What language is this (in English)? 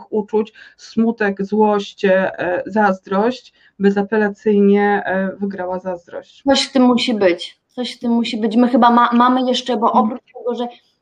Polish